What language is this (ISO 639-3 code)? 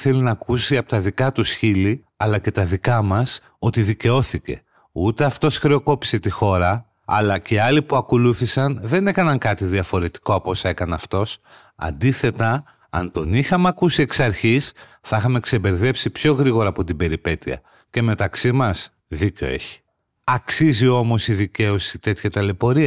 ell